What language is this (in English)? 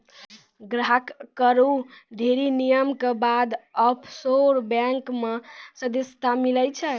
Maithili